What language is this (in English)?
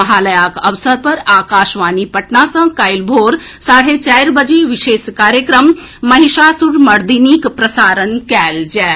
Maithili